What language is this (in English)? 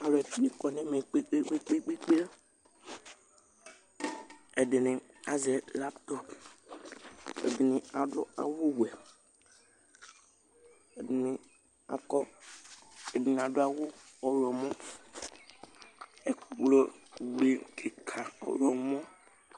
Ikposo